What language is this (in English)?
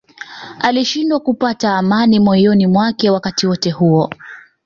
Swahili